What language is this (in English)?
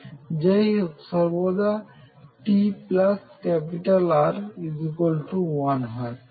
Bangla